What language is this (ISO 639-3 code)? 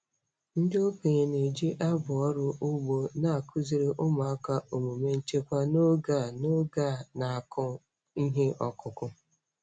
ibo